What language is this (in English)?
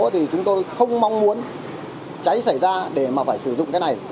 Vietnamese